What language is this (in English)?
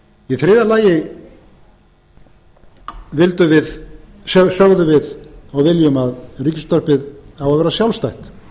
Icelandic